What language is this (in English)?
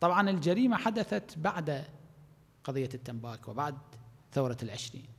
Arabic